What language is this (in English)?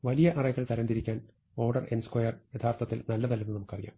Malayalam